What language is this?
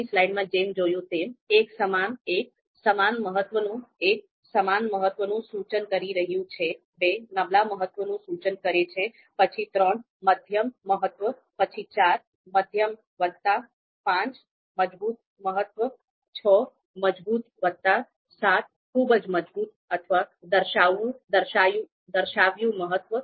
Gujarati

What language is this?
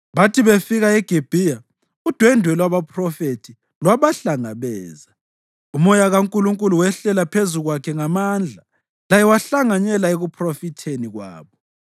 North Ndebele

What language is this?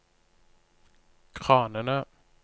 Norwegian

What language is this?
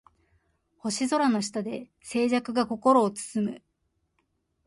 Japanese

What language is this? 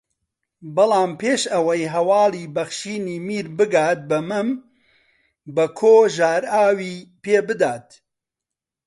Central Kurdish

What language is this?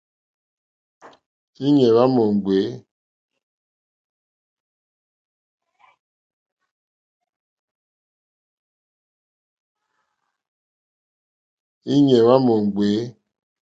Mokpwe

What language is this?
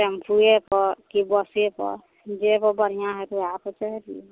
Maithili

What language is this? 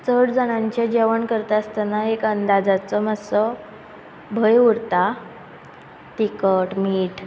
Konkani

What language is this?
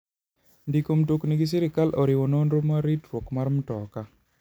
Luo (Kenya and Tanzania)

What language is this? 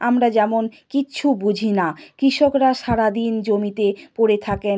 Bangla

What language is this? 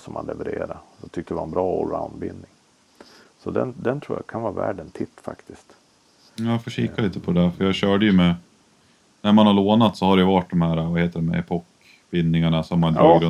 Swedish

